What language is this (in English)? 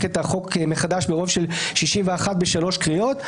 Hebrew